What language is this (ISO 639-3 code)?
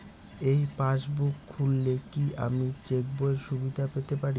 ben